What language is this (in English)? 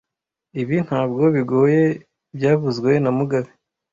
Kinyarwanda